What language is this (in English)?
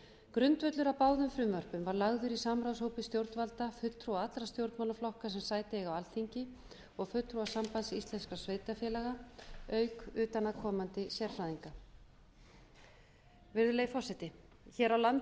Icelandic